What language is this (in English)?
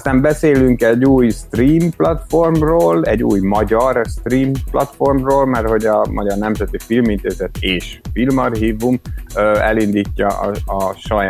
Hungarian